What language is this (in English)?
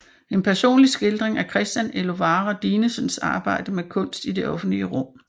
Danish